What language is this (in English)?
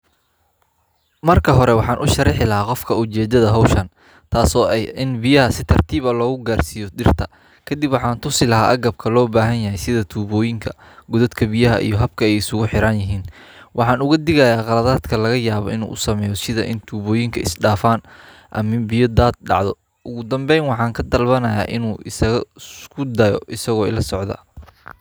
Somali